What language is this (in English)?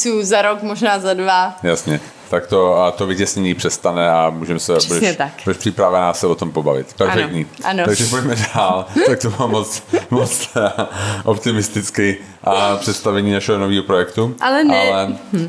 Czech